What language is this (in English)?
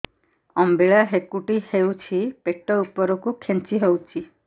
Odia